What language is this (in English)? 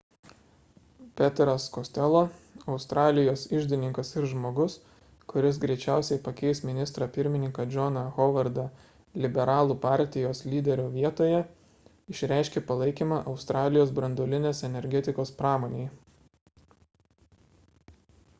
Lithuanian